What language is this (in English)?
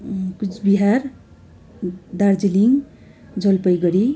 Nepali